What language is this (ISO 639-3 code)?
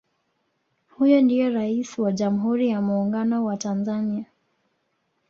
swa